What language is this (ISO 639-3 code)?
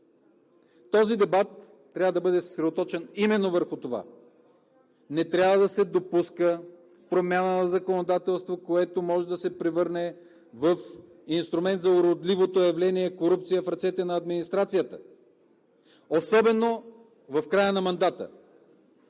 bul